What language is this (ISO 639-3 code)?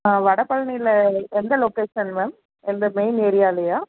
tam